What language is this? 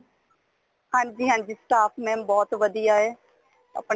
Punjabi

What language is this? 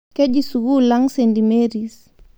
Masai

